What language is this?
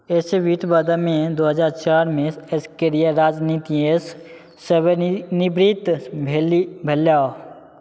Maithili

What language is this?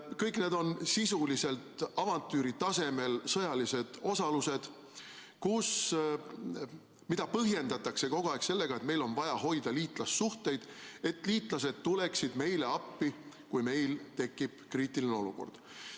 Estonian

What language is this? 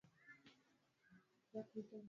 Swahili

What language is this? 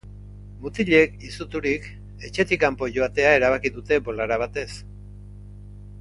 Basque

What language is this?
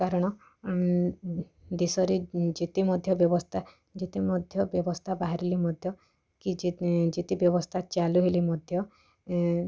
Odia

